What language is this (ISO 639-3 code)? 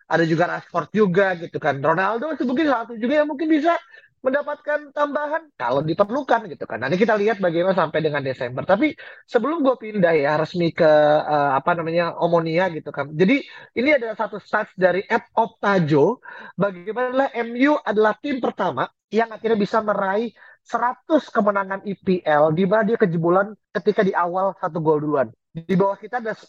ind